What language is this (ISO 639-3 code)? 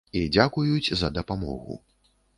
bel